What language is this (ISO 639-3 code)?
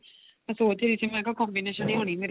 pan